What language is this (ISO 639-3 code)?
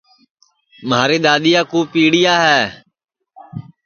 ssi